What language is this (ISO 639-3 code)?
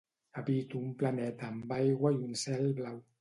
cat